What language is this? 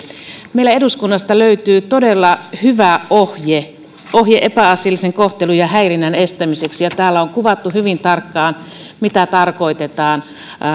Finnish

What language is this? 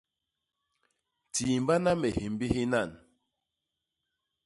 Basaa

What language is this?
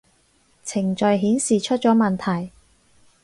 Cantonese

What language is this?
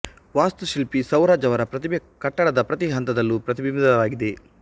Kannada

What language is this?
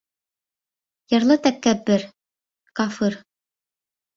Bashkir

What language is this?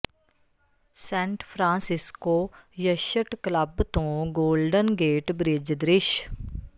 Punjabi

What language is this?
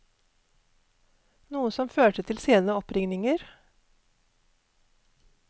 Norwegian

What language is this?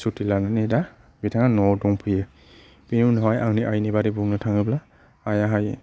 Bodo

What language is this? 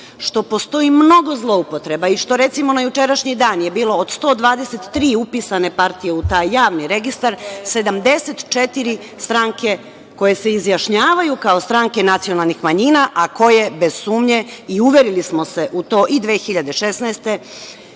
Serbian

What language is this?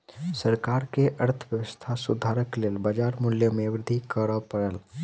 Maithili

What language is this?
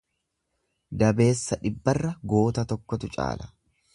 Oromo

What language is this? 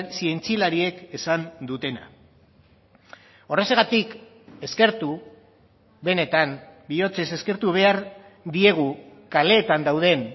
Basque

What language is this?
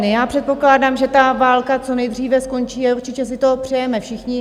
Czech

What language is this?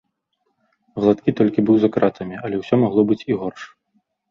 Belarusian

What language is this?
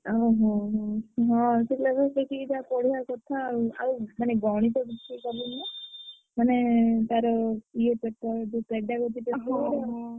Odia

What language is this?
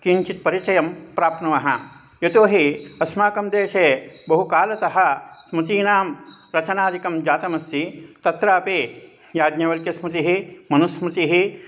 Sanskrit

